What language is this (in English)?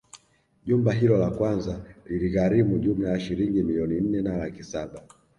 Swahili